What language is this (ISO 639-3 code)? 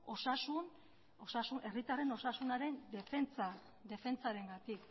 eus